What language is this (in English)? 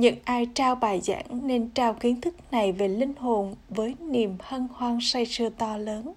Vietnamese